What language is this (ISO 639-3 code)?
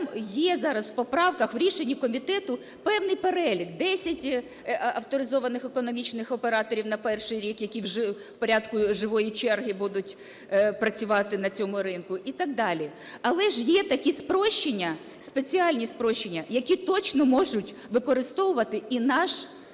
ukr